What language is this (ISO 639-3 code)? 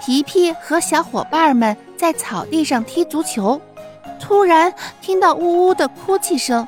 zho